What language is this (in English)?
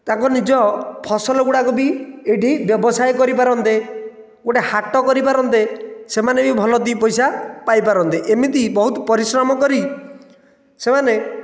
Odia